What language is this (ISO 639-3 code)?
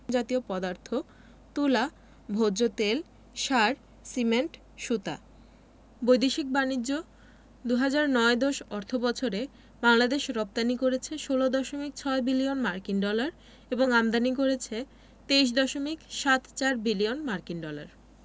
ben